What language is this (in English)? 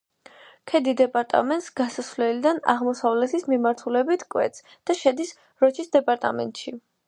Georgian